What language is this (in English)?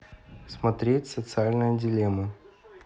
Russian